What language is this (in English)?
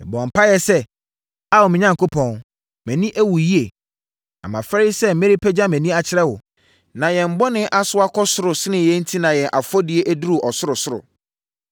Akan